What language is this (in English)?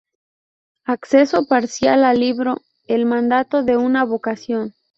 Spanish